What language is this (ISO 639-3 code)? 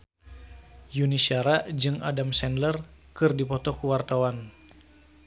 sun